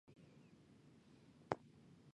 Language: Chinese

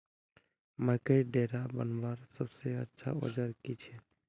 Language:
Magahi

